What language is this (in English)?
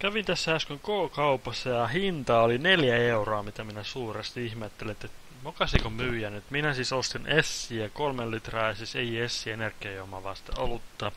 Finnish